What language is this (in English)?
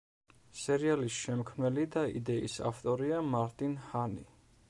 Georgian